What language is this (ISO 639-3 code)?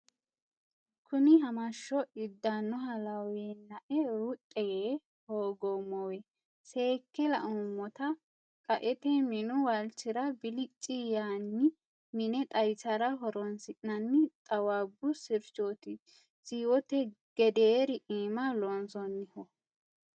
sid